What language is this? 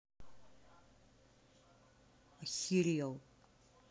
Russian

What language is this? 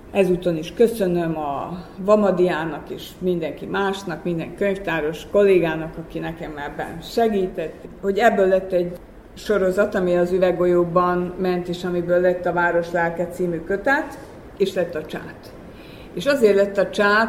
Hungarian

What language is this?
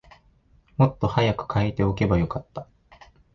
Japanese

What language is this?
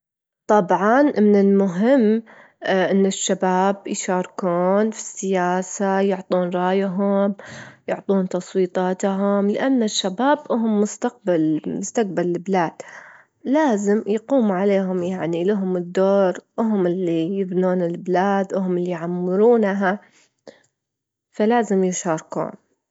Gulf Arabic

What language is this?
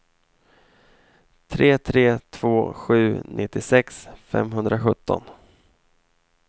Swedish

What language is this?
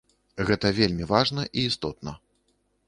Belarusian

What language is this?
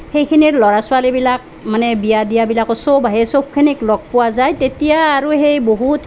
Assamese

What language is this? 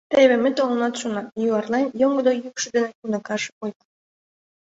Mari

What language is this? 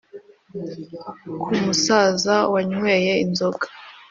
Kinyarwanda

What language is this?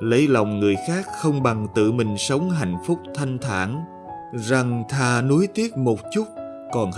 Vietnamese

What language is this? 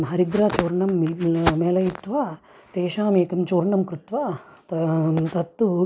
Sanskrit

